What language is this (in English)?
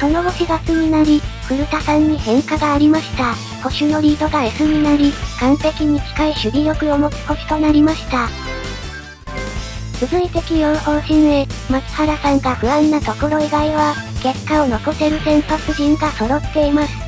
Japanese